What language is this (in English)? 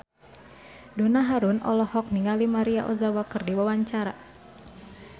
Sundanese